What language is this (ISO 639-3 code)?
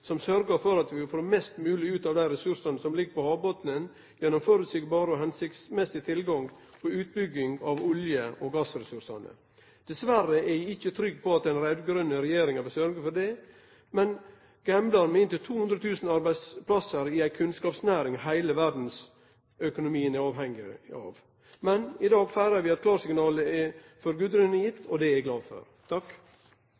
nno